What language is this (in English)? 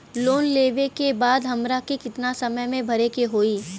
Bhojpuri